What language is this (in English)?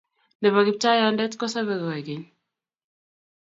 Kalenjin